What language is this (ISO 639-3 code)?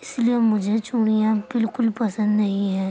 urd